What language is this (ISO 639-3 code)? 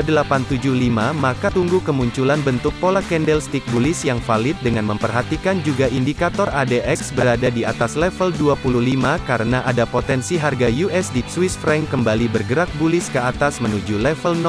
ind